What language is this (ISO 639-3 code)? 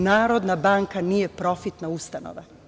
srp